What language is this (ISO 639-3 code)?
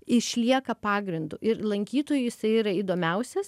lit